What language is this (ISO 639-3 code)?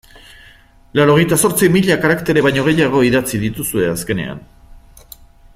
eus